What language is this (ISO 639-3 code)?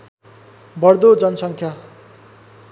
nep